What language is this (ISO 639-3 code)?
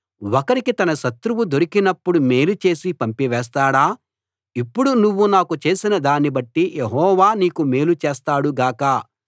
tel